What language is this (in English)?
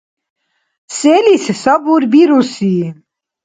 Dargwa